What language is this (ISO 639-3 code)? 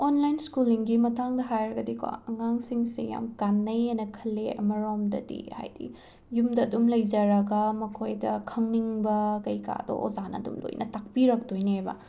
mni